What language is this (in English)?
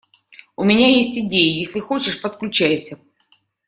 Russian